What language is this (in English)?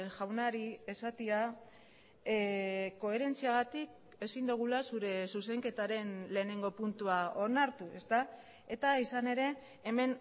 Basque